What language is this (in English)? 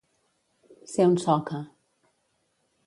Catalan